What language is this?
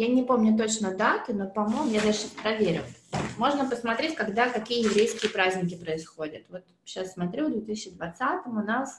Russian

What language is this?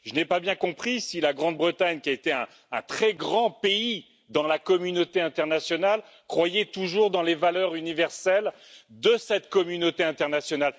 French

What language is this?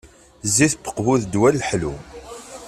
Kabyle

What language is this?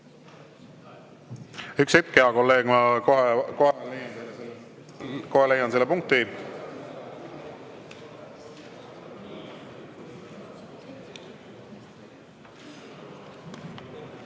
Estonian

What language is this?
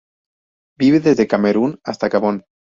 Spanish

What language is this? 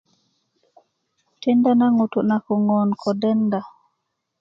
Kuku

